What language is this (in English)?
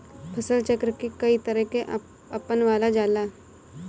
Bhojpuri